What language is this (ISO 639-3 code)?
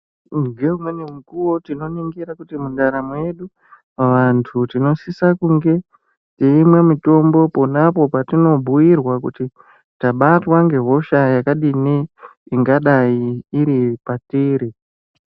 ndc